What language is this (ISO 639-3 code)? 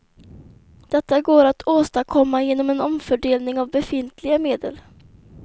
swe